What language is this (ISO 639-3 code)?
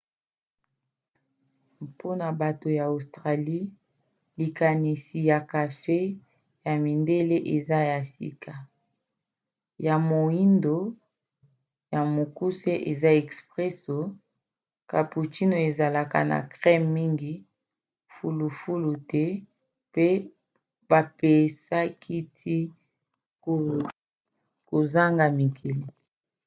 lin